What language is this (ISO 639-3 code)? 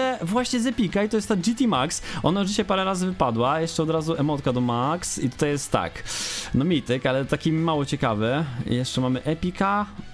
pol